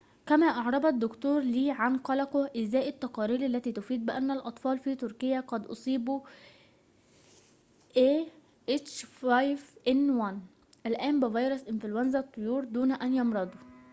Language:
Arabic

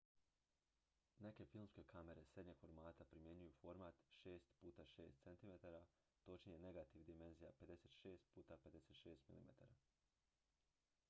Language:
Croatian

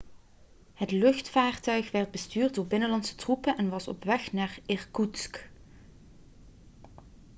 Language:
Dutch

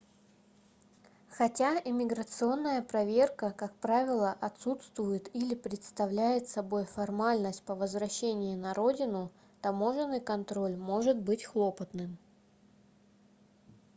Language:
Russian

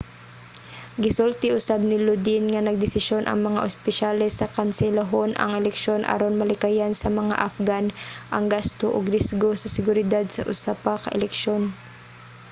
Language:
Cebuano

